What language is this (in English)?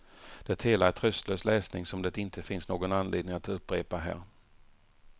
Swedish